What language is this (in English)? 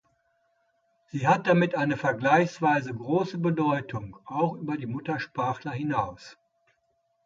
German